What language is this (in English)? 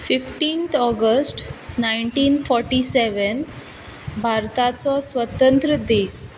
Konkani